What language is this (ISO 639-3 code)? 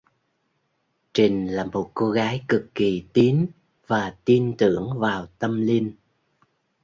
vie